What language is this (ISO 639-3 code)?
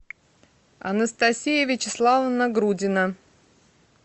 rus